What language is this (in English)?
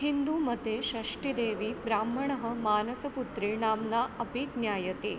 Sanskrit